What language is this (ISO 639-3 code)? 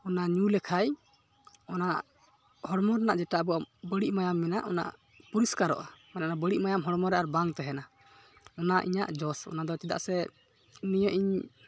sat